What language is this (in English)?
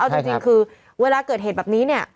Thai